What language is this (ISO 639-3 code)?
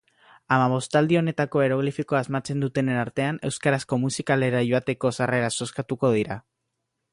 eus